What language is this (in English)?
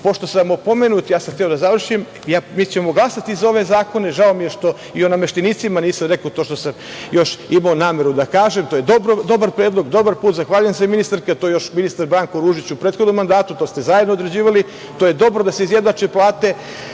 Serbian